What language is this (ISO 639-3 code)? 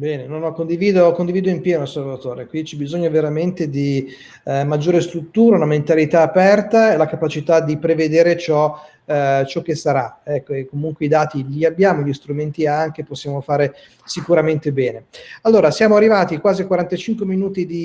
ita